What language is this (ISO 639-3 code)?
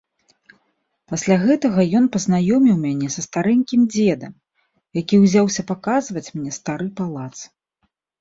bel